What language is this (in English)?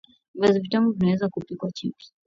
Swahili